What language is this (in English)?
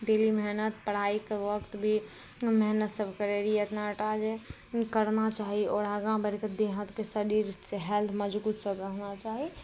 Maithili